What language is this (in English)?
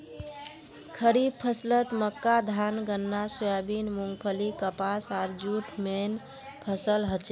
Magahi